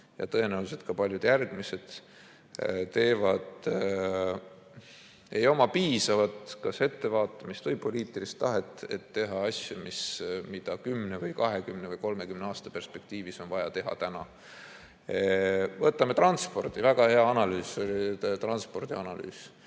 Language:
Estonian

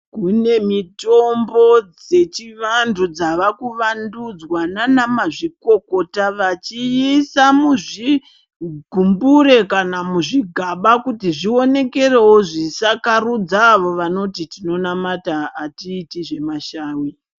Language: Ndau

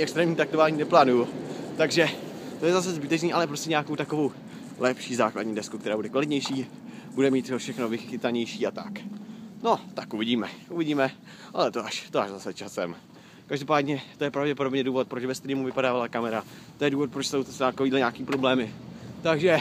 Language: Czech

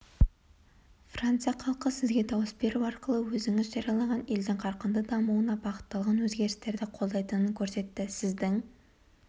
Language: Kazakh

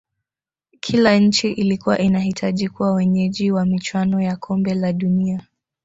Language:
Swahili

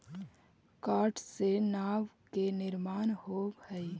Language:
Magahi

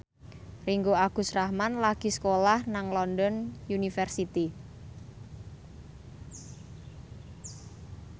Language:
Javanese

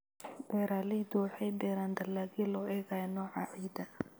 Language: Somali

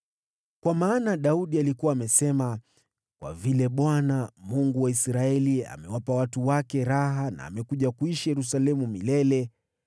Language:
Swahili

